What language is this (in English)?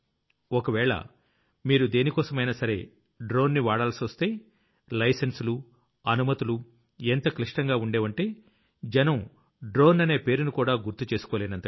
Telugu